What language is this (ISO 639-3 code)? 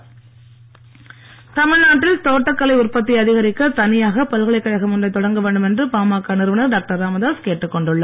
tam